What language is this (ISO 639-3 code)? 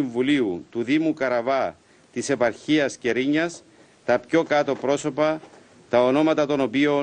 ell